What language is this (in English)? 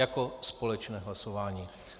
Czech